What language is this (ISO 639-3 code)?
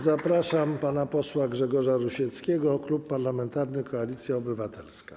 pol